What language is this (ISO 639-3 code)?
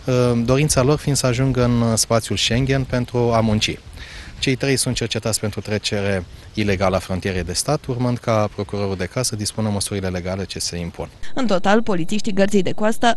ron